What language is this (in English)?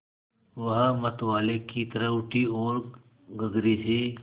Hindi